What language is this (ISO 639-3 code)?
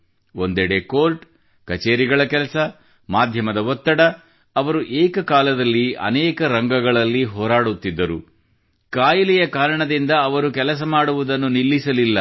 kan